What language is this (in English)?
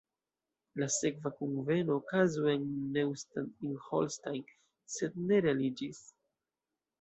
Esperanto